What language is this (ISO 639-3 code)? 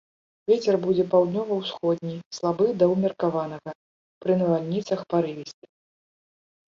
bel